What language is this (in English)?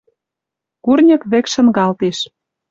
Western Mari